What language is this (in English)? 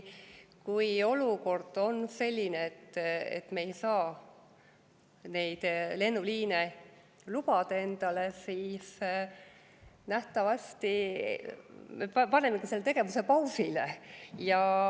Estonian